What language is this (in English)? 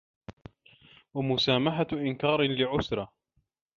Arabic